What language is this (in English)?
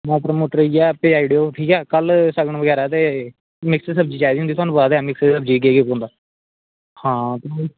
Dogri